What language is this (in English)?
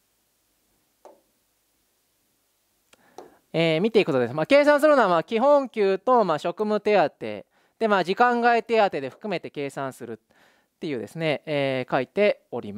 Japanese